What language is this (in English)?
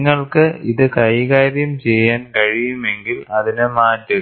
Malayalam